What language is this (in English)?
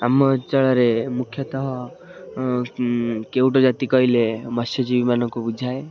Odia